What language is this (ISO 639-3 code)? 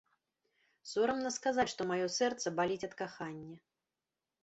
bel